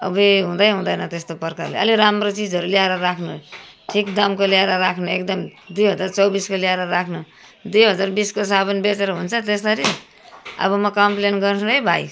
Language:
Nepali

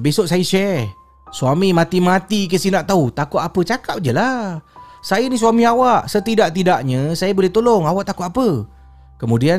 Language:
Malay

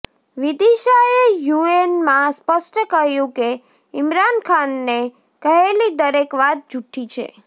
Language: Gujarati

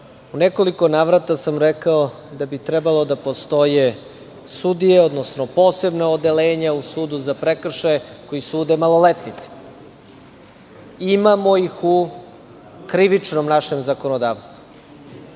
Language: Serbian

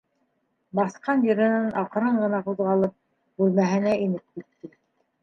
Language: Bashkir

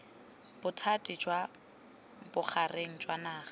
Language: Tswana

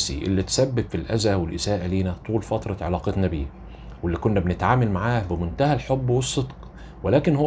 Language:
Arabic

